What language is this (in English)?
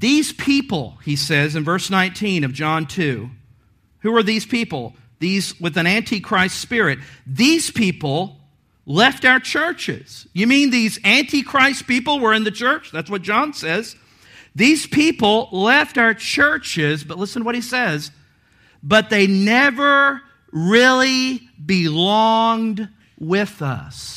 English